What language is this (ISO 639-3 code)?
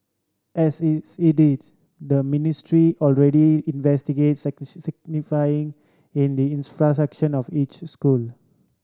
eng